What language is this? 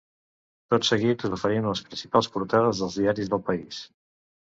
Catalan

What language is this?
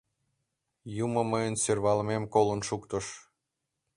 Mari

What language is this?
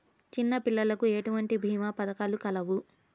Telugu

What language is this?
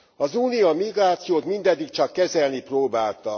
Hungarian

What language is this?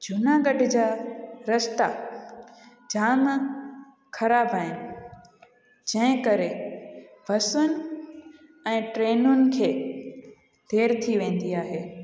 Sindhi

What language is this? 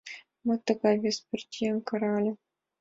Mari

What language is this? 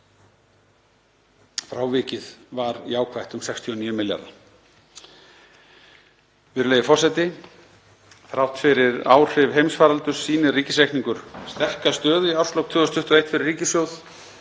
Icelandic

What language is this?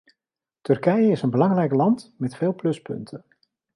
Dutch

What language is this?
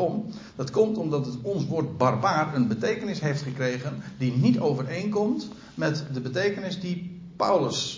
Dutch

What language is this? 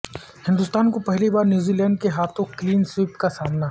Urdu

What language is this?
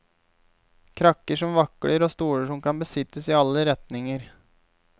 Norwegian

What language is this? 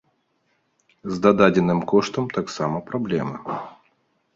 Belarusian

